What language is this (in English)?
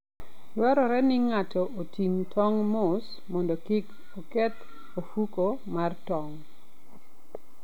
Luo (Kenya and Tanzania)